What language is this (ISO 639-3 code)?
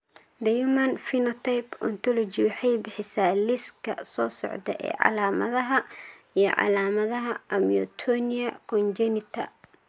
som